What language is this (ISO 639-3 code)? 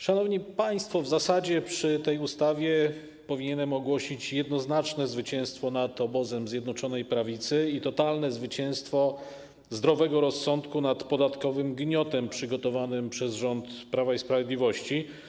pol